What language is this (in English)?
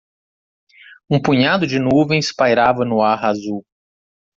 Portuguese